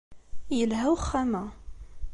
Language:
Kabyle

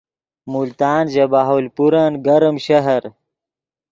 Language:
Yidgha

